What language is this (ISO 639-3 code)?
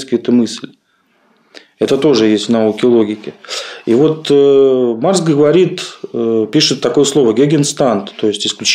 rus